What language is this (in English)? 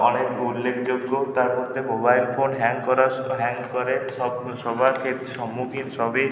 Bangla